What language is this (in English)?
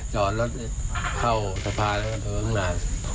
Thai